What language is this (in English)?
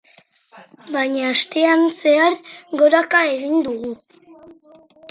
Basque